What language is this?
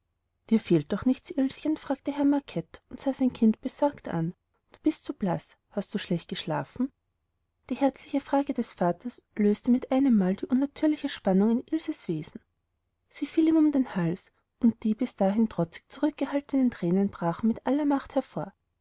German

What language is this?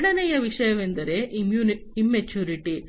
Kannada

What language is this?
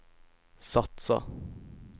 Swedish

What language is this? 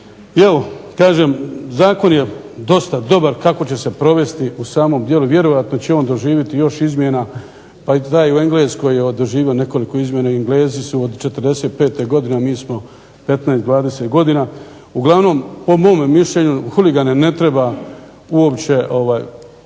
Croatian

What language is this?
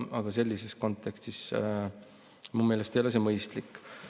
Estonian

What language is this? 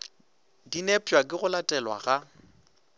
Northern Sotho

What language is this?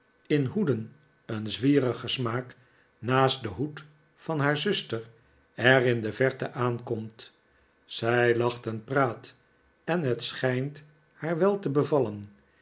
Dutch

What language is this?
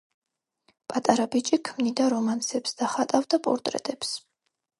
Georgian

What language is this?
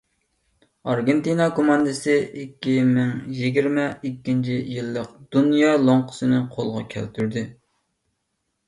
Uyghur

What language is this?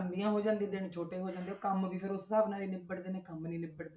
Punjabi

